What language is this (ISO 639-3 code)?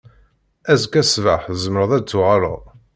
kab